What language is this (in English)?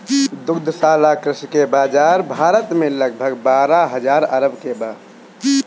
Bhojpuri